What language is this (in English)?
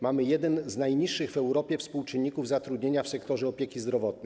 Polish